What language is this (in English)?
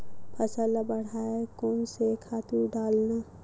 Chhattisgarhi